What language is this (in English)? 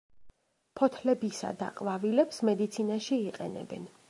Georgian